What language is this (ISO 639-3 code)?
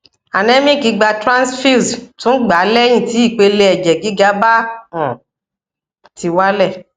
yor